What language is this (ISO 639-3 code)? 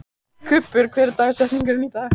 isl